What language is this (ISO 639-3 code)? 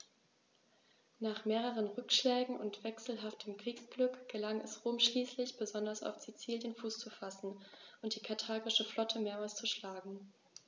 deu